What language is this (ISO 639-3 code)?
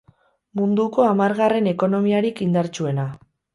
eus